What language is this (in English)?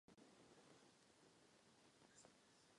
Czech